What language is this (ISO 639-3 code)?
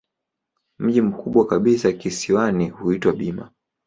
swa